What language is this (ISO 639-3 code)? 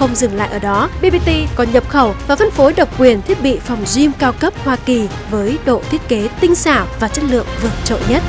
vie